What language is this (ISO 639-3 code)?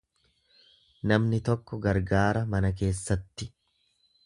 orm